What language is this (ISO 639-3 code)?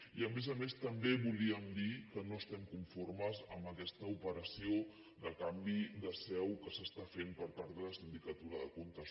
cat